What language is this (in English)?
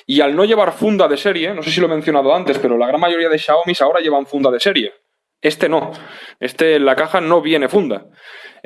Spanish